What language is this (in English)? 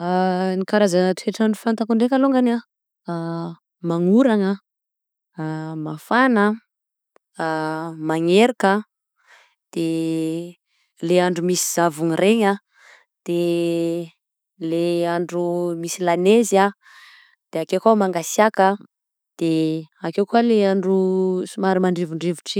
Southern Betsimisaraka Malagasy